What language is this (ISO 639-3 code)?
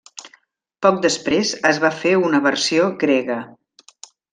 cat